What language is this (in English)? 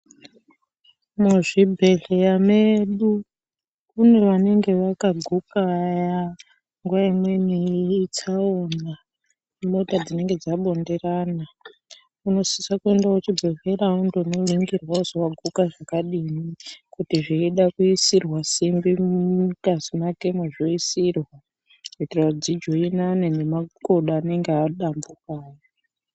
Ndau